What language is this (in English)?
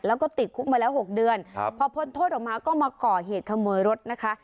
Thai